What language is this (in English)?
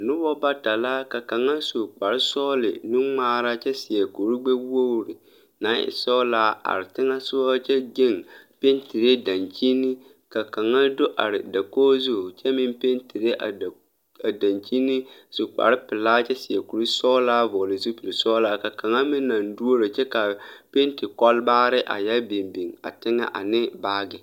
Southern Dagaare